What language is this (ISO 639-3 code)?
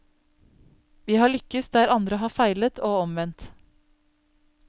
nor